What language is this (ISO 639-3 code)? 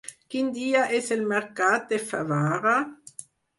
cat